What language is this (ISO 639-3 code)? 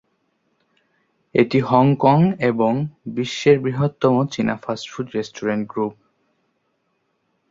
ben